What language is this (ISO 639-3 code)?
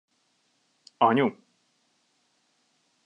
hun